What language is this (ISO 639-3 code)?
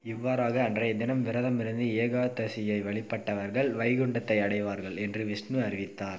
tam